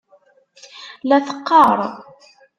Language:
Kabyle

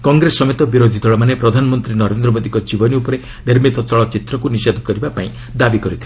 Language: Odia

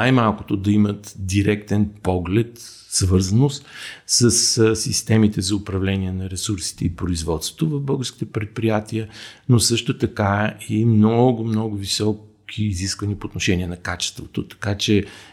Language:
Bulgarian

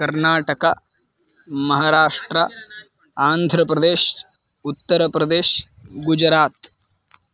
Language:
Sanskrit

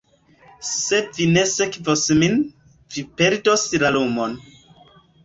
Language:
Esperanto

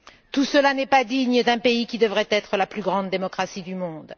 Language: French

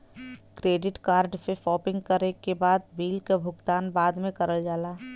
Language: Bhojpuri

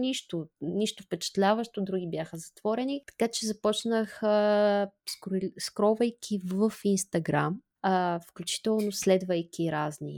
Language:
Bulgarian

